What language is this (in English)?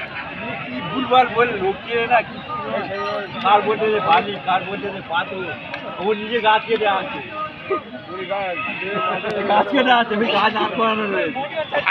Arabic